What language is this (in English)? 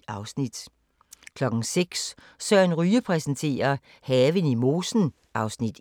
Danish